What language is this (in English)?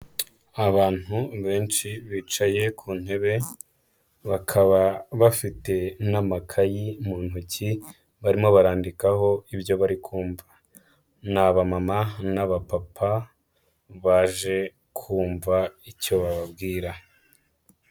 Kinyarwanda